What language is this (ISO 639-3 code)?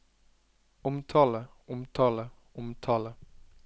nor